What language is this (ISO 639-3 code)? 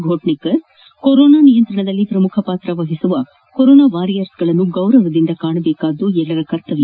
kan